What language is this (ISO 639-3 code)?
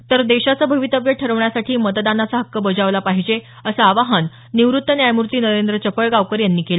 mar